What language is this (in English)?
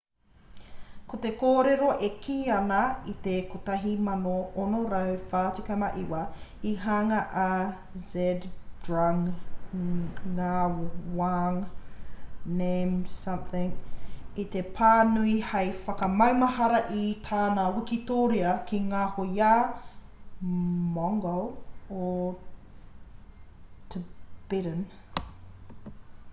Māori